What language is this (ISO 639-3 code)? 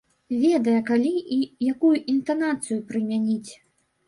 bel